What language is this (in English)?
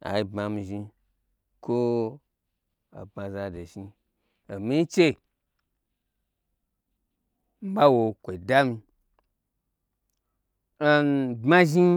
Gbagyi